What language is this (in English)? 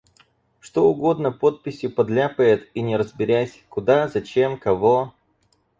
Russian